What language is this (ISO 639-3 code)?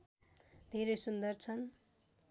nep